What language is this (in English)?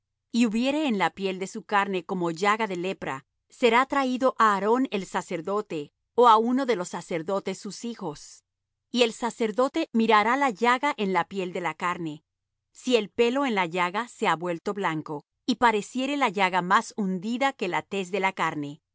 Spanish